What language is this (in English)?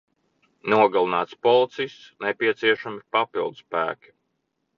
Latvian